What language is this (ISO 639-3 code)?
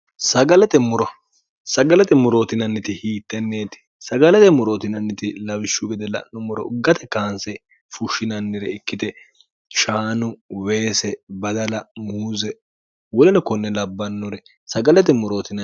sid